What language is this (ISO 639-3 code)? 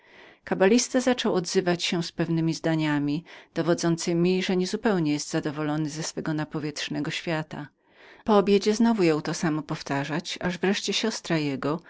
pol